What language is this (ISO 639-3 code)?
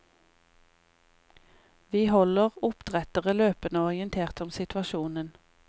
nor